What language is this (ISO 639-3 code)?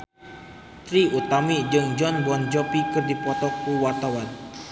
sun